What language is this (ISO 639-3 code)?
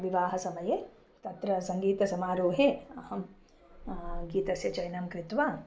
san